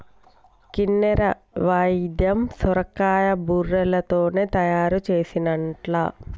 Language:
Telugu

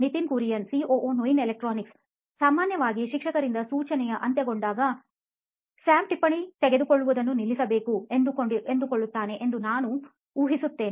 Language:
Kannada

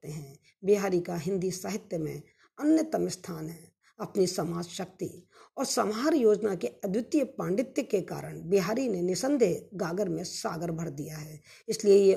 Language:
Hindi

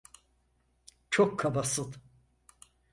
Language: Turkish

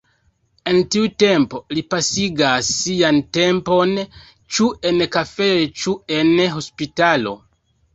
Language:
Esperanto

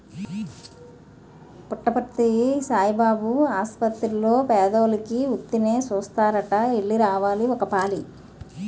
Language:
Telugu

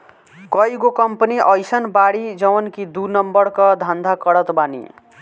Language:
Bhojpuri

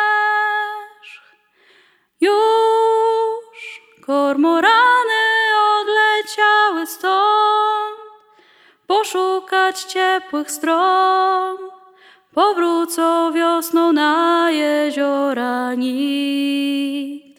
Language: Polish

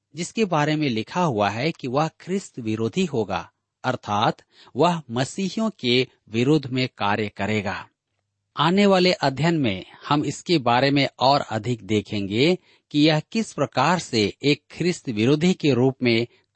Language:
Hindi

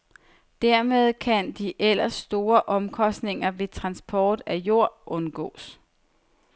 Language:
Danish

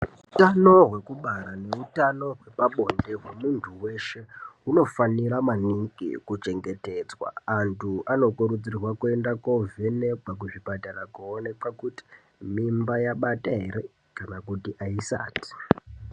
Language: Ndau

